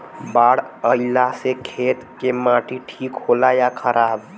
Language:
Bhojpuri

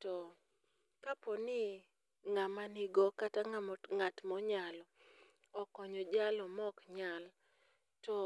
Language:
Luo (Kenya and Tanzania)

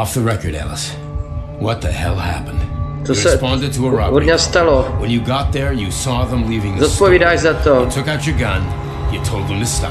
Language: Czech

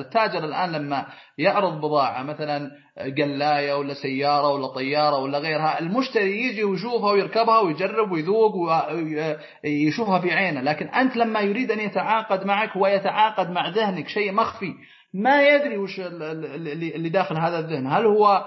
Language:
Arabic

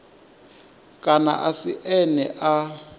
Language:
Venda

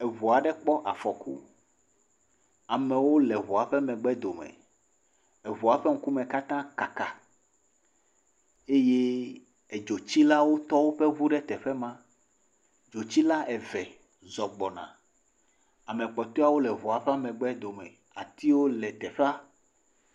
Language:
Ewe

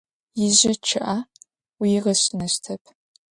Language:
Adyghe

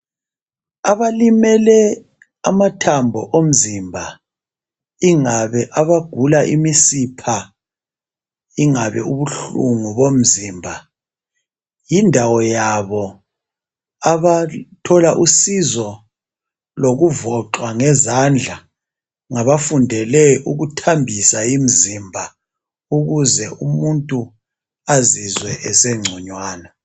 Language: North Ndebele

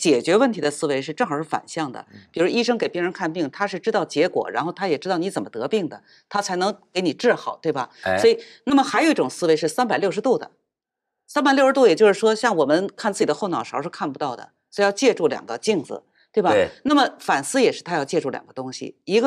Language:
Chinese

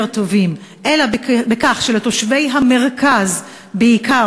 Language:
Hebrew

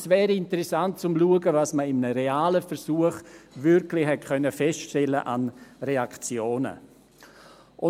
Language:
Swiss German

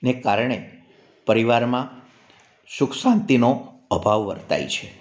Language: Gujarati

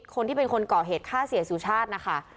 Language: Thai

